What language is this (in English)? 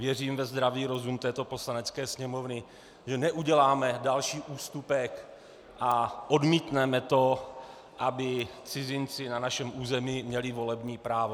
Czech